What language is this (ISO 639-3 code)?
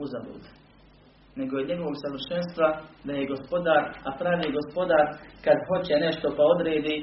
hrv